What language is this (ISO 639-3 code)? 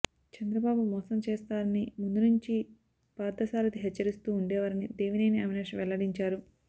tel